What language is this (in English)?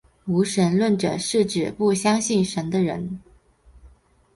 Chinese